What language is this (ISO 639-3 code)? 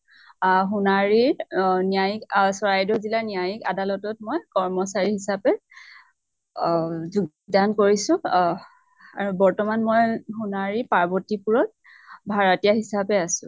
asm